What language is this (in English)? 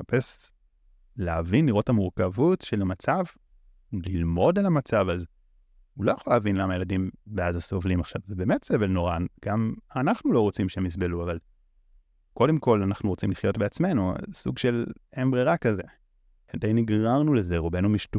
Hebrew